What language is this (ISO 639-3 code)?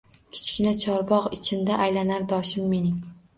uzb